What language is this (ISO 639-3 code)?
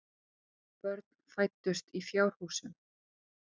isl